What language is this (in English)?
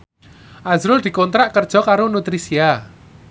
Javanese